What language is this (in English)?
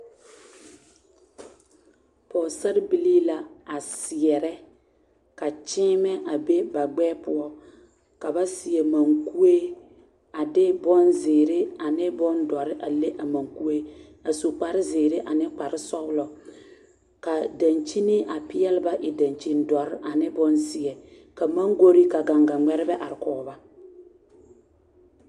Southern Dagaare